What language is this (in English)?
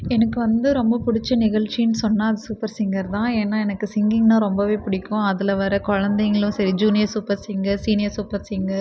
Tamil